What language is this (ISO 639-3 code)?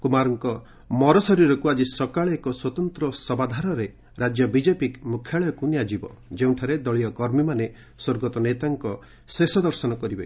ori